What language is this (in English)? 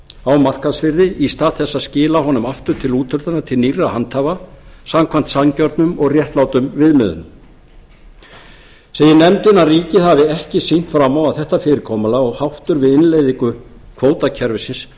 Icelandic